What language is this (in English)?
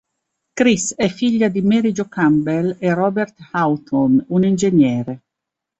Italian